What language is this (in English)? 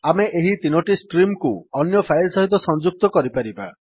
Odia